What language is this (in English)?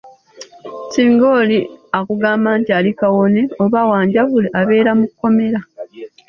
Ganda